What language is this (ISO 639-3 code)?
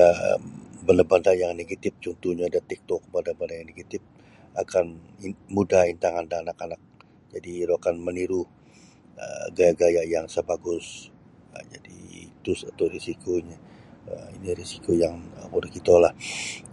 bsy